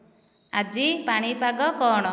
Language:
Odia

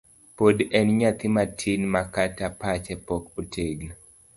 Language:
Luo (Kenya and Tanzania)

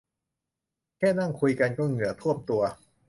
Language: Thai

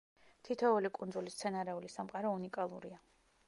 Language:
Georgian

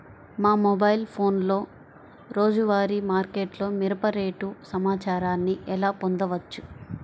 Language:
Telugu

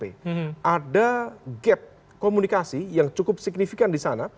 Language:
Indonesian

